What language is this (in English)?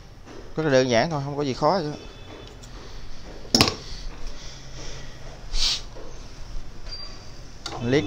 Vietnamese